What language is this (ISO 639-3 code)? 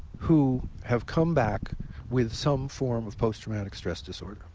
eng